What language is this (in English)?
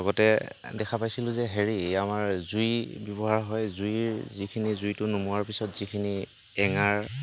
Assamese